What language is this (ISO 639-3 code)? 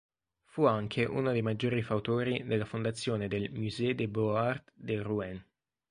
ita